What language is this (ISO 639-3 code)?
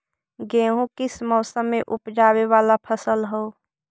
mag